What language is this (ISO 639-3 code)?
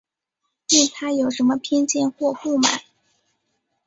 zho